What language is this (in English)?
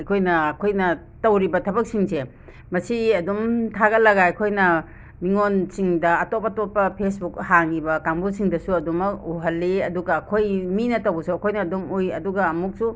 Manipuri